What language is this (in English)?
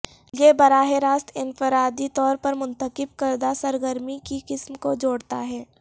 Urdu